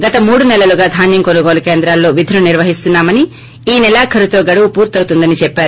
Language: Telugu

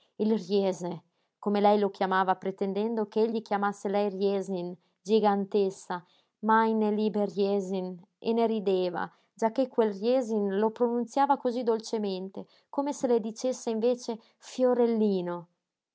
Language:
Italian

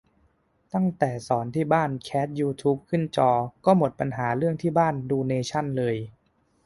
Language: Thai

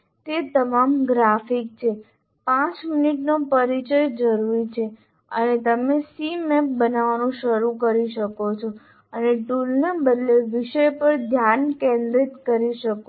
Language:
Gujarati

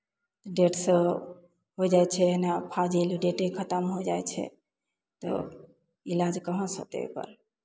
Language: Maithili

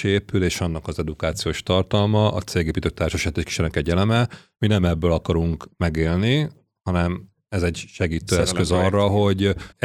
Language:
Hungarian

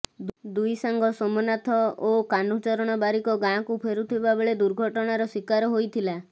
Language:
Odia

